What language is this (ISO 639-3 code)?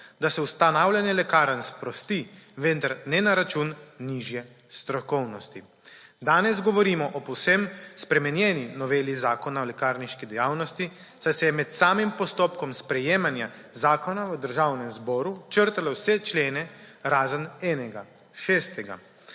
slv